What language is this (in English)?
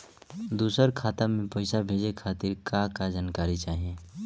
Bhojpuri